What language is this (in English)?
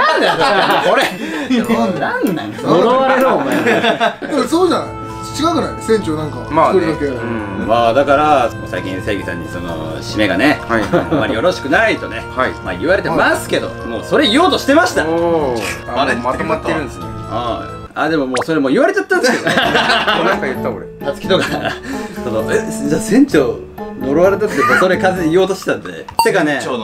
Japanese